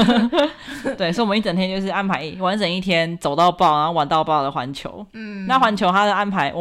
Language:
Chinese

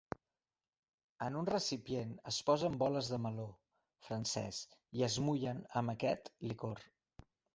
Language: Catalan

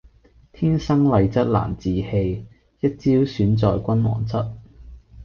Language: Cantonese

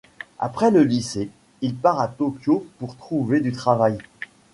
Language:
French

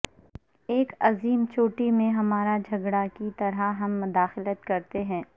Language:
Urdu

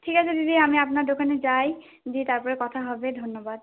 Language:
Bangla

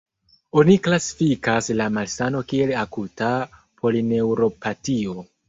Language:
Esperanto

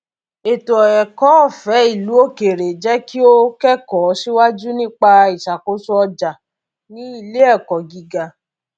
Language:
Yoruba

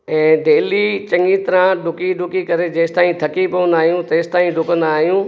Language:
Sindhi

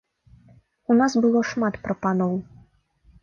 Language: Belarusian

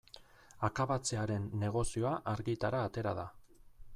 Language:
Basque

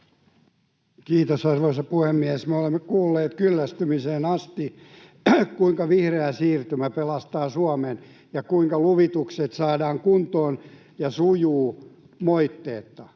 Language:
Finnish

